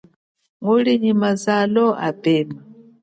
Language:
Chokwe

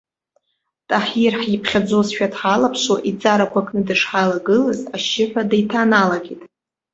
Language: Abkhazian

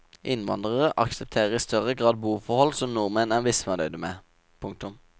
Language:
Norwegian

